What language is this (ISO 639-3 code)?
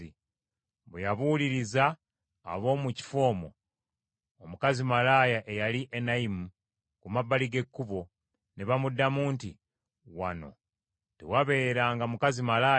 lug